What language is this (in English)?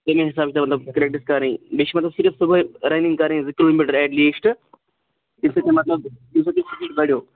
Kashmiri